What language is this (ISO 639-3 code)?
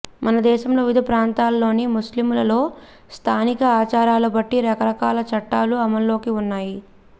tel